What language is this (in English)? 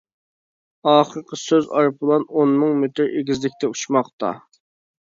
Uyghur